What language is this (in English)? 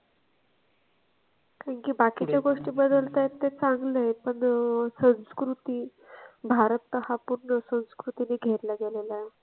Marathi